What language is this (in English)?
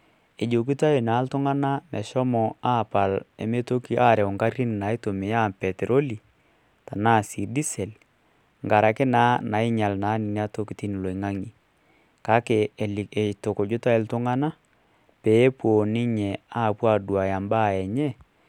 Masai